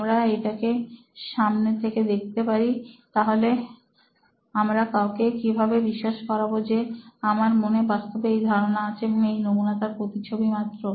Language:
Bangla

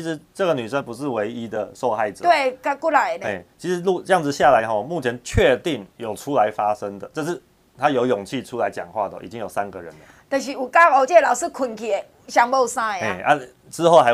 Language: Chinese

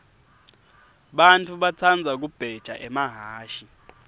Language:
Swati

